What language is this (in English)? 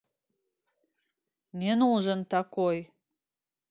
Russian